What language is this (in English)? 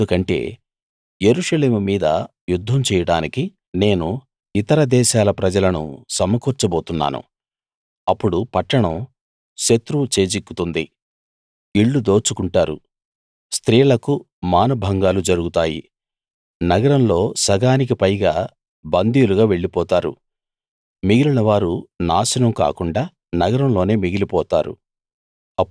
Telugu